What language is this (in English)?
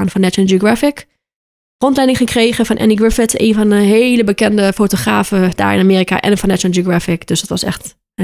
Dutch